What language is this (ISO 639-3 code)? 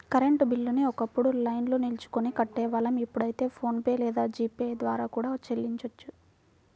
tel